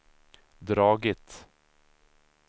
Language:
Swedish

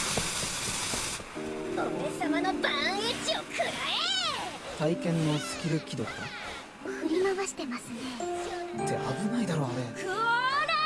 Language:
Japanese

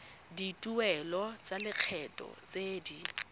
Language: Tswana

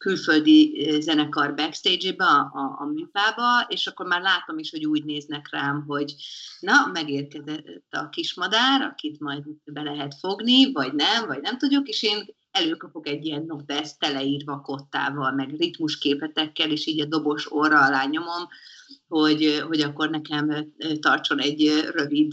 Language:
Hungarian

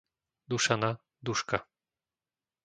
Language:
Slovak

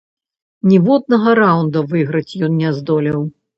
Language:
Belarusian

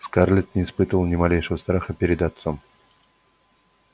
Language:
Russian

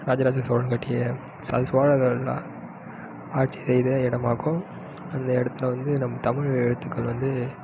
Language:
Tamil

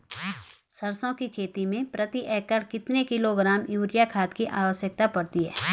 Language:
Hindi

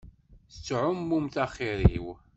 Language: Kabyle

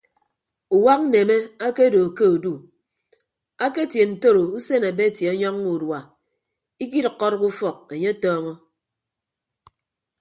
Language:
Ibibio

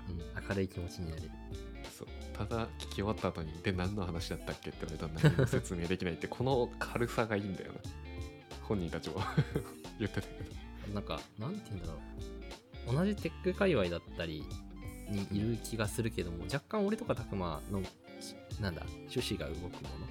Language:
Japanese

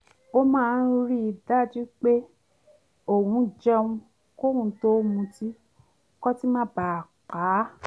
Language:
Yoruba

